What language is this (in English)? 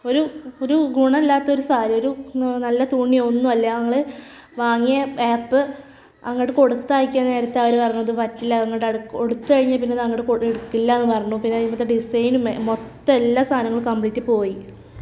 Malayalam